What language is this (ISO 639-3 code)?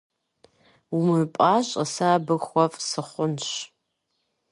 kbd